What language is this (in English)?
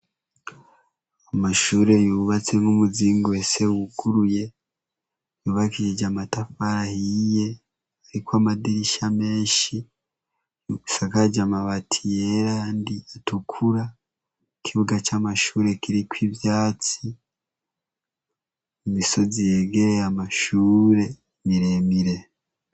Rundi